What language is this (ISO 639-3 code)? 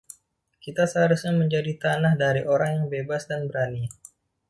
ind